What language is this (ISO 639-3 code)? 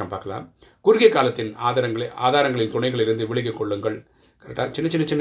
tam